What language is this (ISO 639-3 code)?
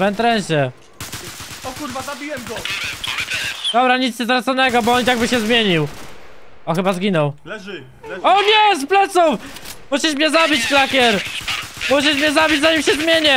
pol